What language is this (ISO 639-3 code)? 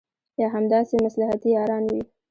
pus